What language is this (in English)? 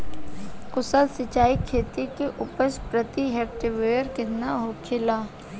Bhojpuri